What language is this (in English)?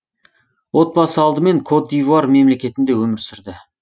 Kazakh